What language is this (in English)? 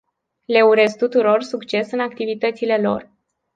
Romanian